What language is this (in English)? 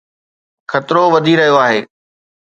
Sindhi